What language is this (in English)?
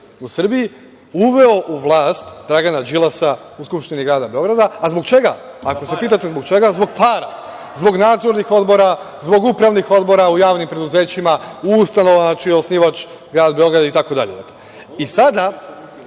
Serbian